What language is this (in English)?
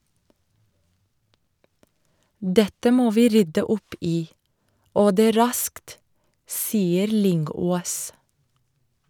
Norwegian